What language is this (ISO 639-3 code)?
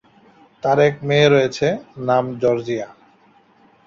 ben